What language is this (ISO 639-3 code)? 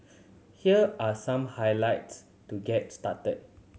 eng